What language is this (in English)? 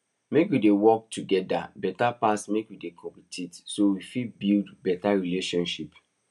Nigerian Pidgin